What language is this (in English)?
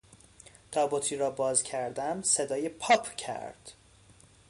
Persian